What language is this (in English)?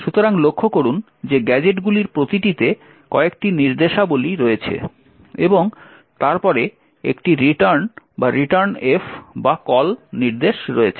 Bangla